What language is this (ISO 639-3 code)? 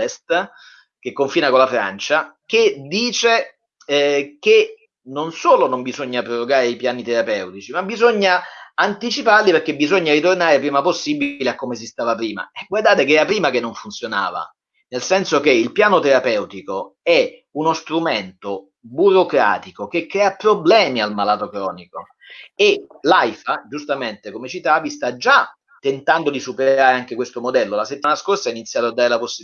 ita